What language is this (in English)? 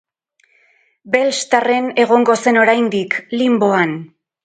Basque